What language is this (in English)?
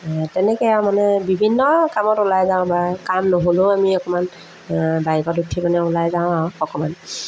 Assamese